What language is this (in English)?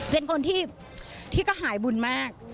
Thai